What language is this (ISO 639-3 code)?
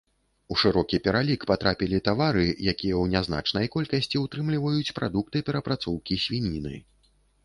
bel